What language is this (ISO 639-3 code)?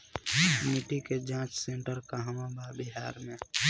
bho